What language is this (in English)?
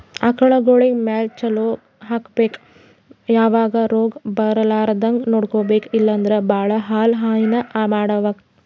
Kannada